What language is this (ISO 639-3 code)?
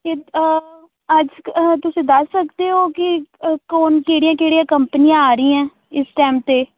pan